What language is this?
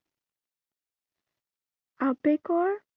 Assamese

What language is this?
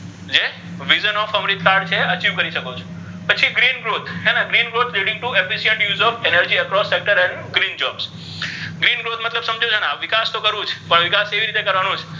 Gujarati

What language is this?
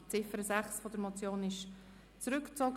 Swiss German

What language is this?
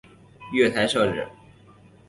Chinese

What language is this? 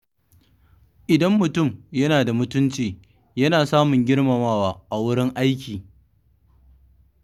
Hausa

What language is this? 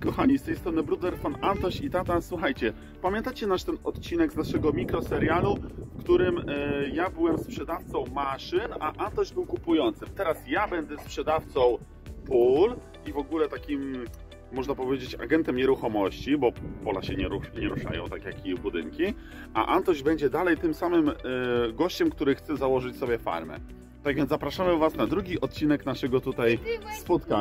Polish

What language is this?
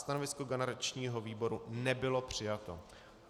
Czech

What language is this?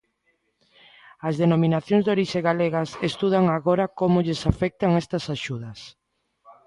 Galician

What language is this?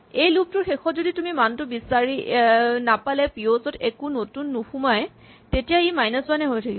Assamese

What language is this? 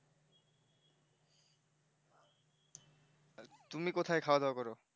Bangla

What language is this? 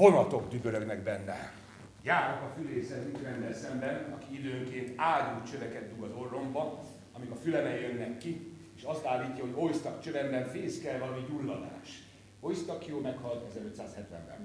Hungarian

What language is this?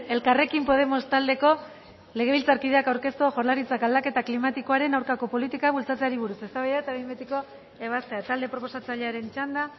Basque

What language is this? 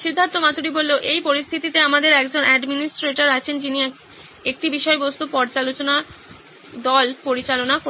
Bangla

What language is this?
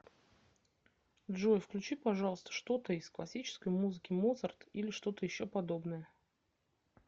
Russian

